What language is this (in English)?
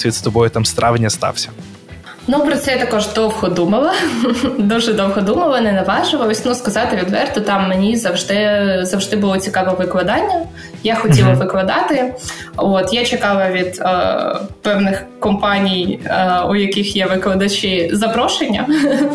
Ukrainian